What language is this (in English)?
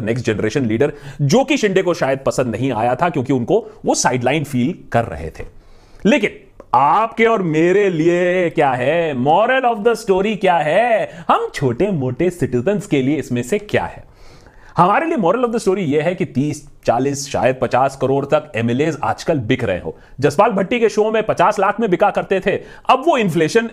Hindi